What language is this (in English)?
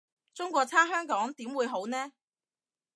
Cantonese